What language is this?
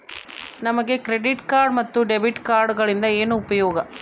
Kannada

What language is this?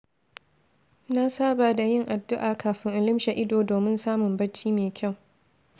Hausa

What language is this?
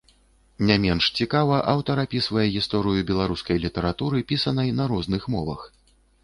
Belarusian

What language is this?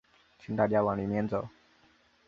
Chinese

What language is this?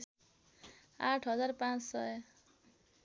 Nepali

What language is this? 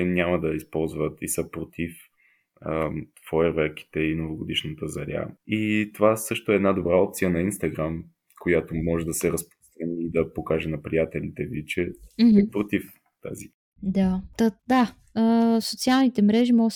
Bulgarian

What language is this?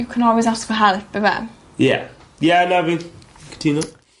Welsh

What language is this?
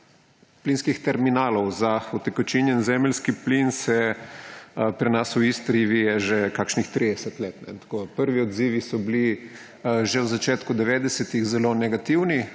Slovenian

